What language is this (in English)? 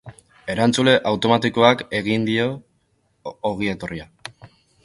Basque